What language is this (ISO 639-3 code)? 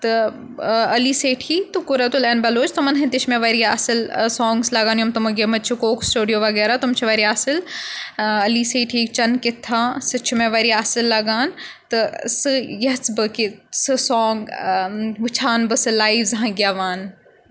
kas